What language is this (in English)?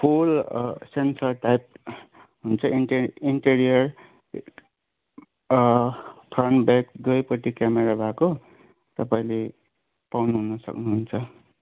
Nepali